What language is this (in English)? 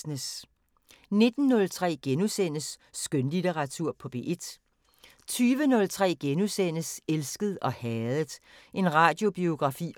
Danish